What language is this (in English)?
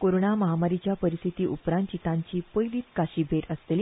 Konkani